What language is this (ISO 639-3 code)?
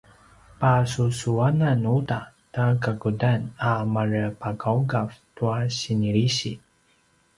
pwn